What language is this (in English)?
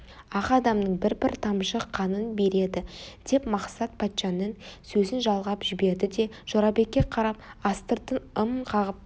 Kazakh